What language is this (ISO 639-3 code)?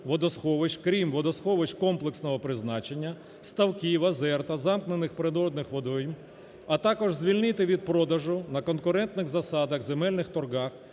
ukr